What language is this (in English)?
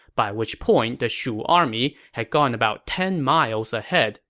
English